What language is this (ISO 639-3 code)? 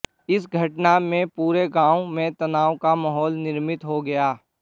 hin